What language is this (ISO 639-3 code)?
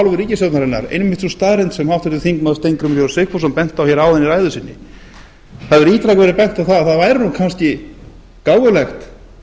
isl